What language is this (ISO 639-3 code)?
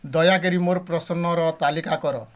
ori